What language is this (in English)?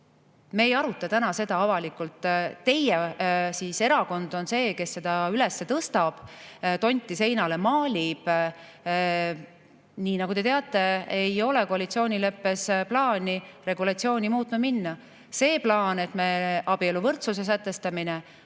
Estonian